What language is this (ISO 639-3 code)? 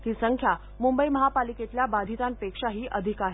mar